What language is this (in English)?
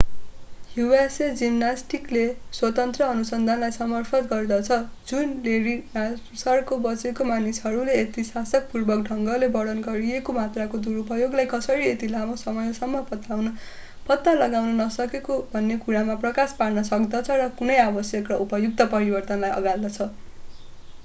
Nepali